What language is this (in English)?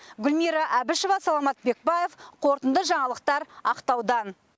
Kazakh